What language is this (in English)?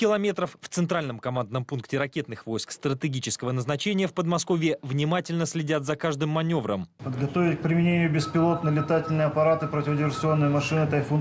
Russian